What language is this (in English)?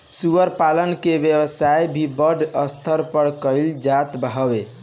Bhojpuri